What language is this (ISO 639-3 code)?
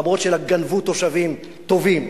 heb